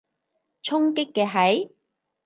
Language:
Cantonese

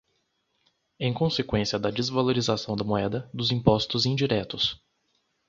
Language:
Portuguese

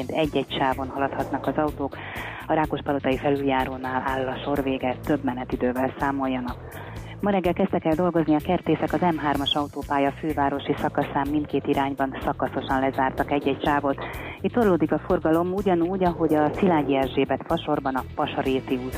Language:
Hungarian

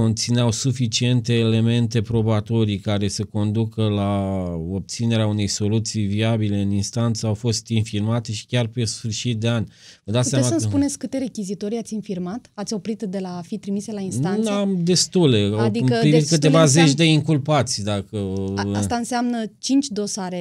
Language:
Romanian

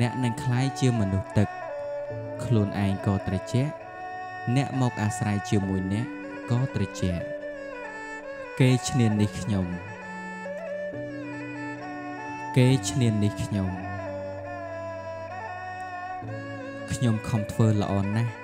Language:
Vietnamese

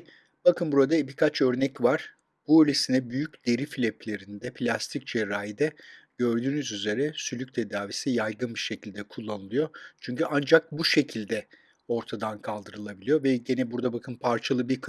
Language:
Turkish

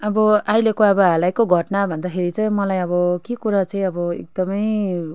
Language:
Nepali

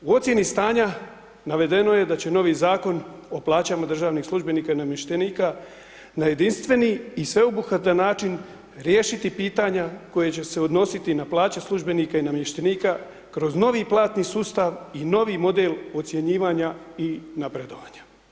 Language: Croatian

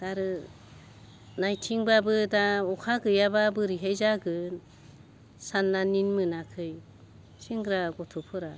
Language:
Bodo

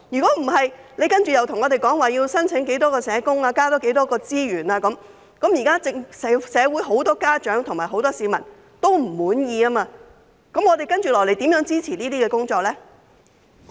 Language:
Cantonese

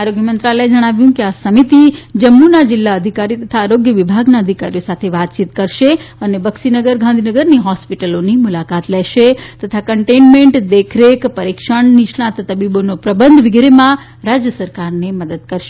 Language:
Gujarati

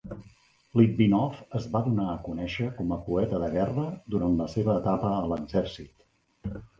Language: Catalan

